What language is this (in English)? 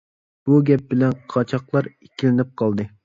Uyghur